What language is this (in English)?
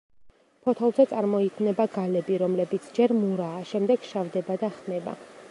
Georgian